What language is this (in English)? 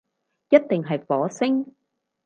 Cantonese